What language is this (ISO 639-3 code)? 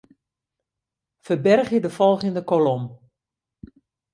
fry